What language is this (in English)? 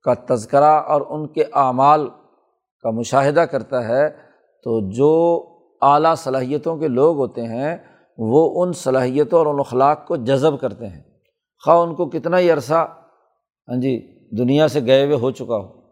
Urdu